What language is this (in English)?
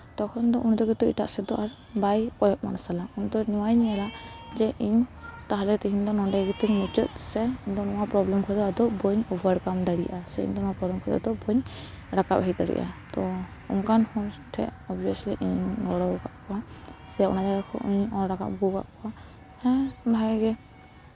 Santali